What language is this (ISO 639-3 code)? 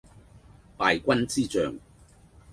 yue